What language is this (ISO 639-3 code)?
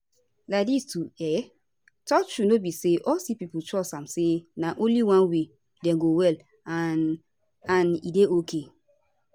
pcm